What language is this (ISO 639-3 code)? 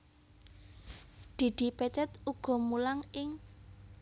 jav